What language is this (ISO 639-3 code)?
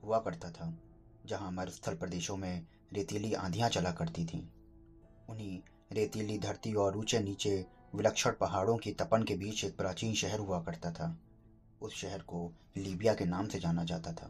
hin